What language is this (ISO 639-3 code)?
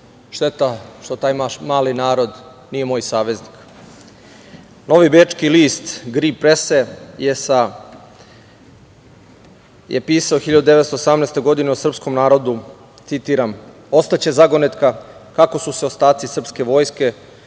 srp